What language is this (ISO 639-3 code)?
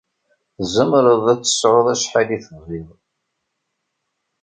kab